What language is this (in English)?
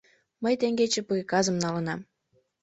Mari